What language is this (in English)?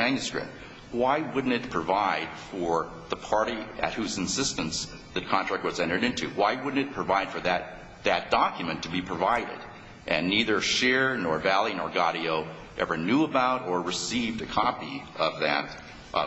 English